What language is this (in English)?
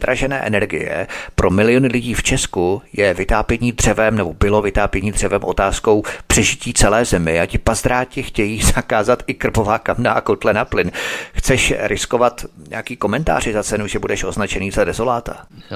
Czech